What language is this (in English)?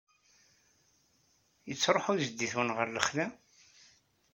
Kabyle